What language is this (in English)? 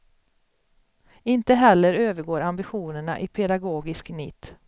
Swedish